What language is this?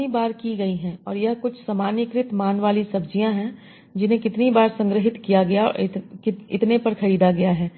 Hindi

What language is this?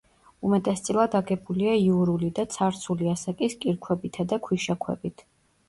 Georgian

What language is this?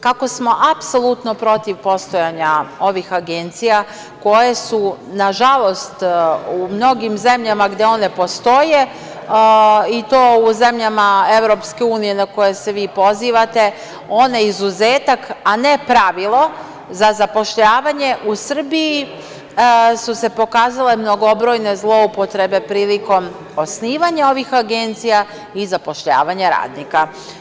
Serbian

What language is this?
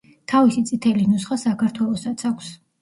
Georgian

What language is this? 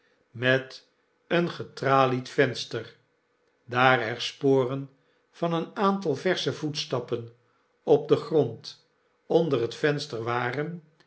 Dutch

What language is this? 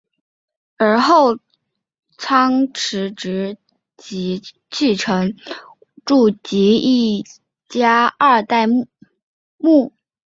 Chinese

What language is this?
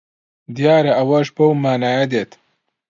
Central Kurdish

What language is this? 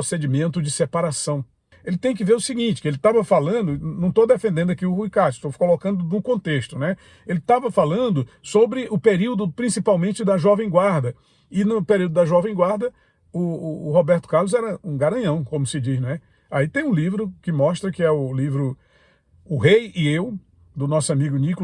Portuguese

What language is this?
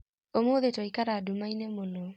Kikuyu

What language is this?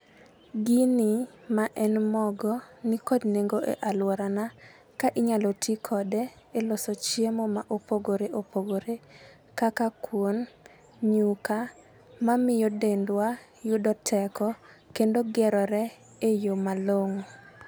Luo (Kenya and Tanzania)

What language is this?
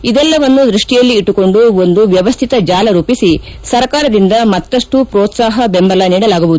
Kannada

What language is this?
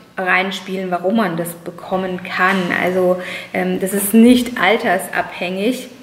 German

